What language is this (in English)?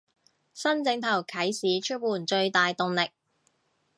Cantonese